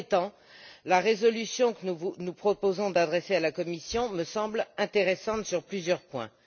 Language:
French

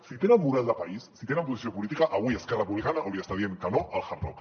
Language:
Catalan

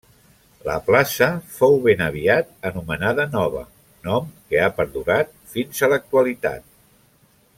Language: Catalan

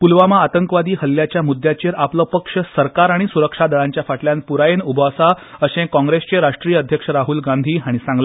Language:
Konkani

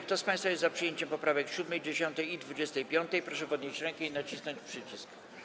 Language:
Polish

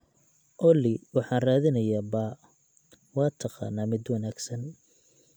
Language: Somali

